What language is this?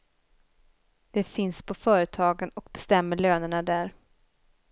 Swedish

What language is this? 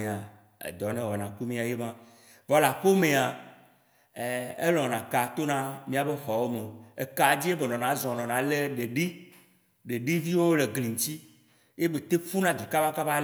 Waci Gbe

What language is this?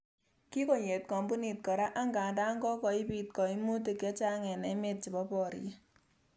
Kalenjin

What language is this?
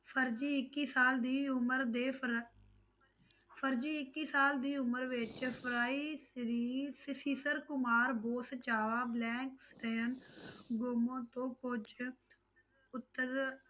Punjabi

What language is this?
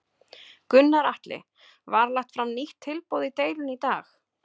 Icelandic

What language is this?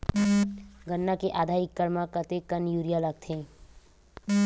Chhattisgarhi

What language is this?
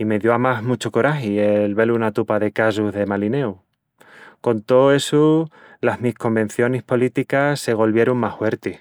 Extremaduran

